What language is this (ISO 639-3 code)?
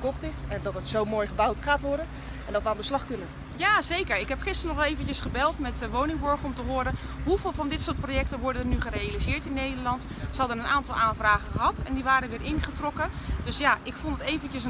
nld